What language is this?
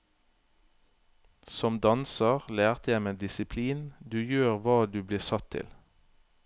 Norwegian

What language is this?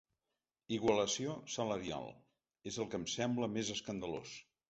Catalan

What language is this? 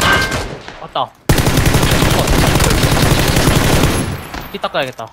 Korean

